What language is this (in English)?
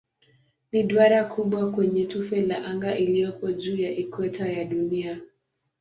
Swahili